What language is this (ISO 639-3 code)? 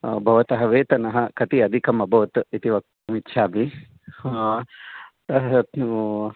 san